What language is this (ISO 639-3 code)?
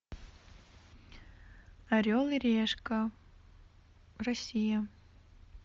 rus